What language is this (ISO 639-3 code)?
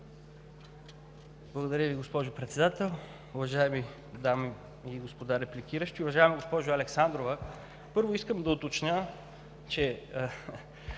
bul